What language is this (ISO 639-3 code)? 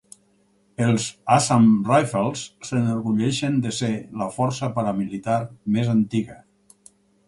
cat